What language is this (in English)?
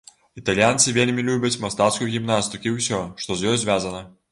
Belarusian